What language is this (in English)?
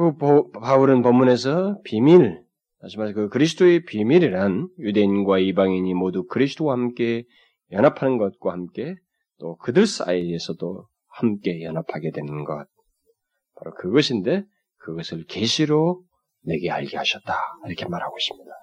Korean